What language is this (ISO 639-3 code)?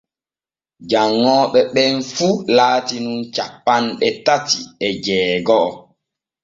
fue